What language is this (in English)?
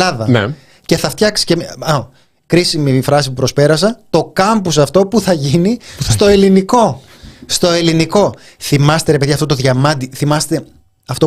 Greek